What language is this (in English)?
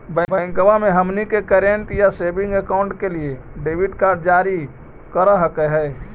Magahi